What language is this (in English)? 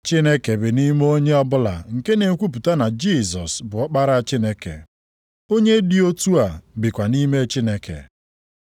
Igbo